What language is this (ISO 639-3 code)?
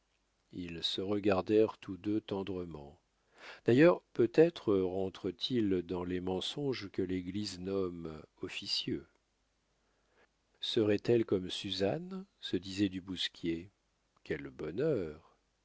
fra